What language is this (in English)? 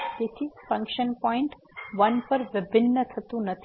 Gujarati